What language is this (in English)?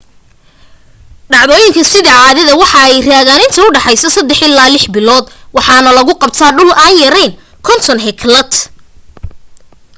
Somali